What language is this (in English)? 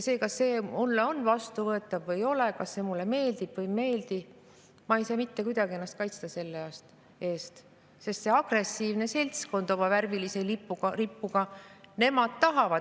Estonian